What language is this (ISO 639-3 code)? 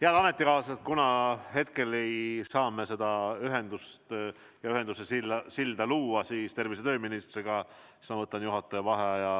est